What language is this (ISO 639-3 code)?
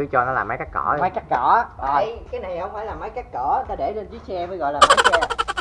vie